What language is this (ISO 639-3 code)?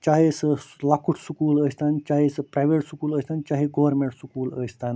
kas